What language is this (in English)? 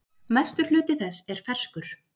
Icelandic